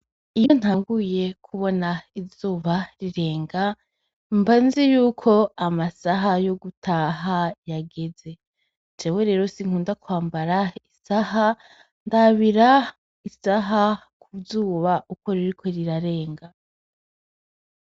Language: Rundi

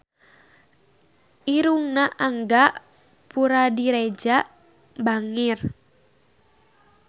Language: Sundanese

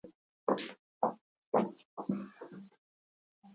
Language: Basque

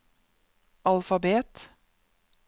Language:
Norwegian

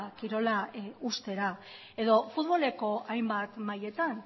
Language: Basque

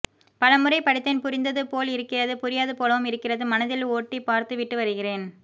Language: Tamil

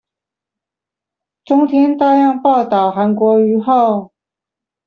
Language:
Chinese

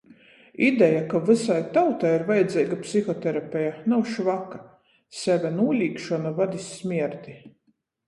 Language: Latgalian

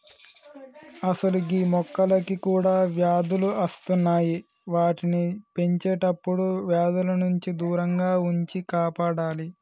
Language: Telugu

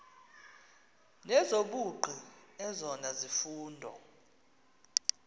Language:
Xhosa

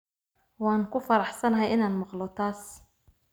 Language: Somali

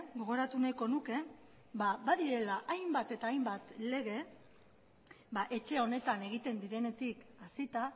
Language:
Basque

